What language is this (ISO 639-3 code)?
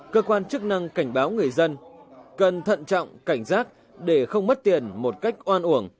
vie